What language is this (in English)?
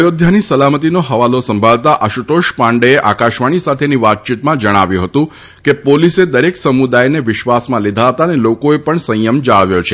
Gujarati